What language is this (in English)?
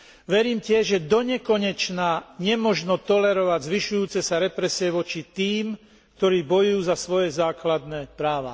Slovak